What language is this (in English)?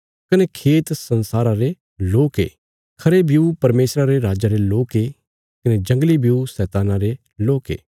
Bilaspuri